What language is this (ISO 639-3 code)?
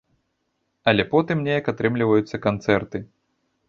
bel